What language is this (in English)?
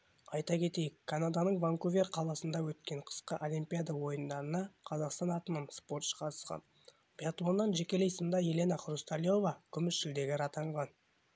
Kazakh